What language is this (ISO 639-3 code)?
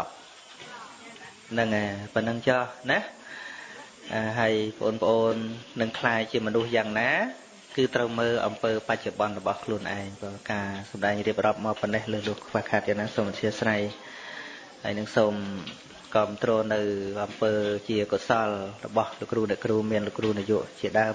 vie